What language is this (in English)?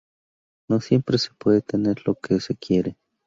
Spanish